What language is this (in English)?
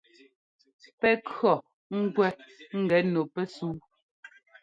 Ngomba